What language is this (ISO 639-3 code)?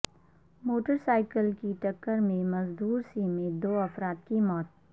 urd